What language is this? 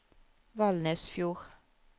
Norwegian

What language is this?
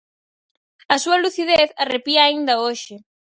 Galician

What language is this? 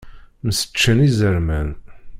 Kabyle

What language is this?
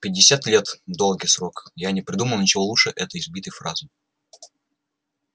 Russian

